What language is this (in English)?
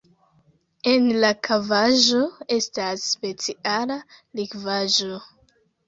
Esperanto